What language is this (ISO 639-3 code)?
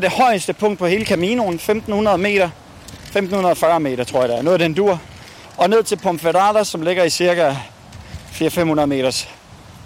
dan